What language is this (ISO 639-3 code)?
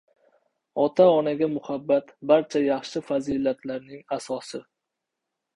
uzb